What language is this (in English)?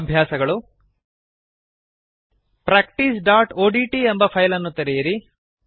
Kannada